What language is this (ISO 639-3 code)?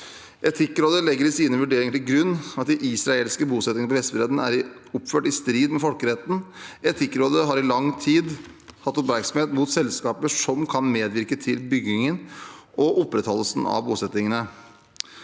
nor